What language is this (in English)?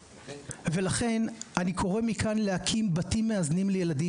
Hebrew